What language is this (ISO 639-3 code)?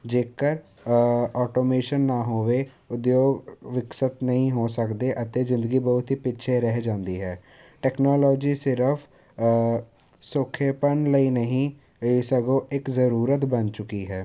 pan